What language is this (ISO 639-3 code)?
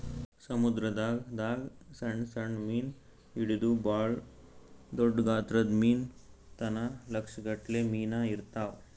kan